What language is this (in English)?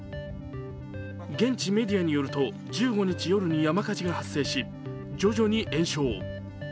Japanese